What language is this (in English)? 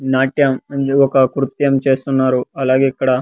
Telugu